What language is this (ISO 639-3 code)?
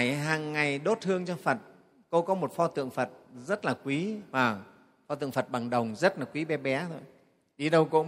vie